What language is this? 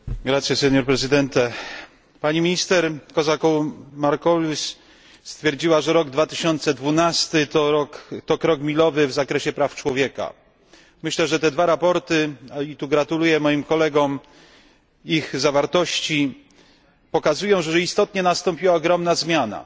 Polish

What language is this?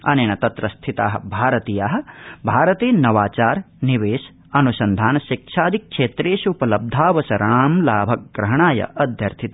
Sanskrit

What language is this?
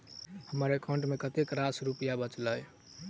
Maithili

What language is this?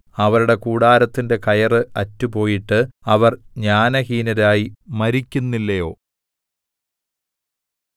Malayalam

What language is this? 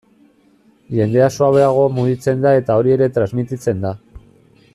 Basque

